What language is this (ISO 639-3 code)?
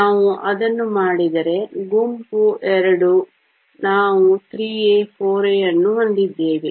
kan